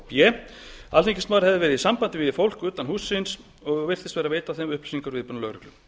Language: Icelandic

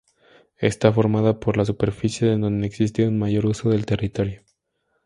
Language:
Spanish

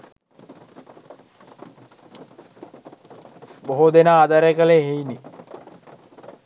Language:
Sinhala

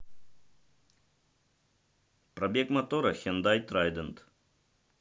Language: Russian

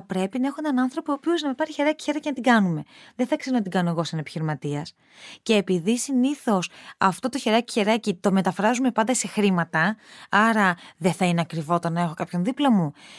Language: Greek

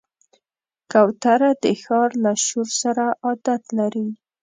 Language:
Pashto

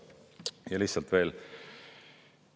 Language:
Estonian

